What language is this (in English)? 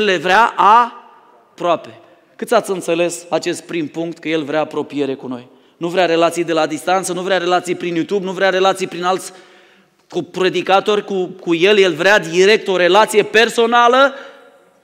Romanian